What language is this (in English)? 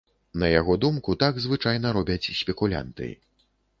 Belarusian